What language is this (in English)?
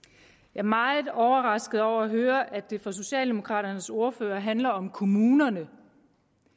Danish